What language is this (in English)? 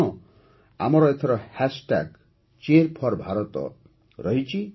Odia